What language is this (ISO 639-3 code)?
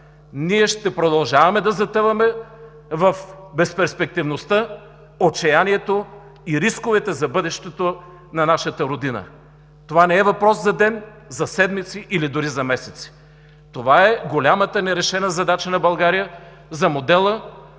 bul